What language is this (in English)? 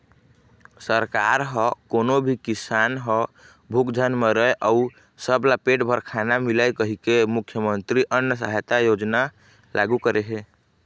Chhattisgarhi